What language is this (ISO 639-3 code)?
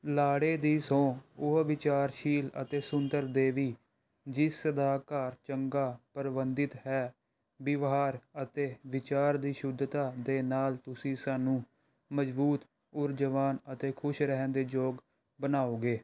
pan